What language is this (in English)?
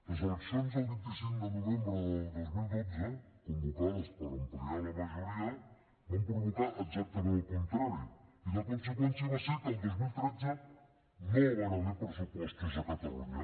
Catalan